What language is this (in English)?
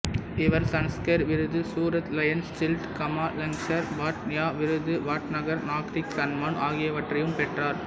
Tamil